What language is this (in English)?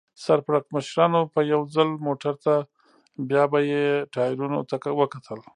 Pashto